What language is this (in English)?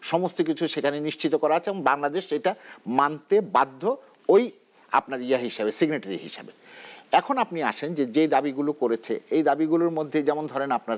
Bangla